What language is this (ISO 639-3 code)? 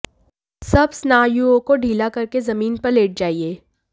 hin